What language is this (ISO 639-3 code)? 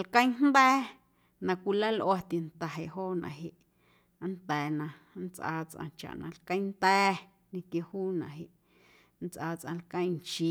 amu